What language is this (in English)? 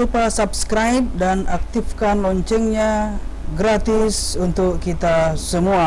Indonesian